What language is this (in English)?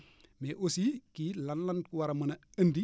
Wolof